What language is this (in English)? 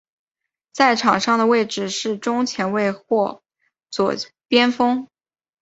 Chinese